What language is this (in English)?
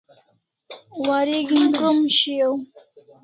Kalasha